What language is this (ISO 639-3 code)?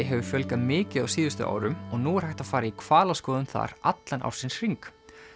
isl